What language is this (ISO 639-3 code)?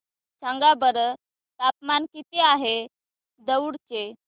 mar